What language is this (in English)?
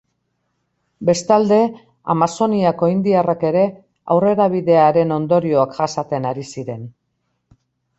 Basque